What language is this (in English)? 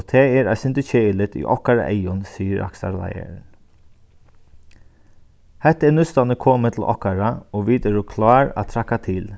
Faroese